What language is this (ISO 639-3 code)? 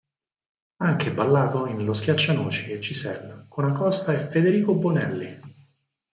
ita